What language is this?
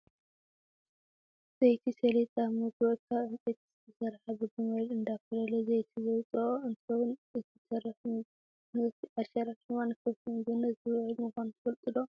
Tigrinya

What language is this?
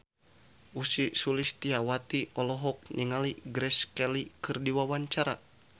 Sundanese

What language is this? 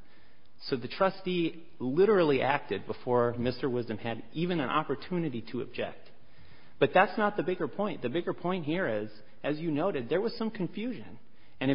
English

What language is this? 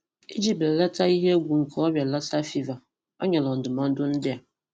Igbo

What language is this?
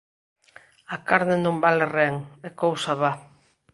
Galician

